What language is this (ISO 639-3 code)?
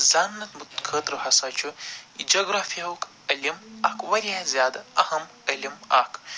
kas